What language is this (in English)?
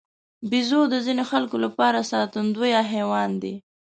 Pashto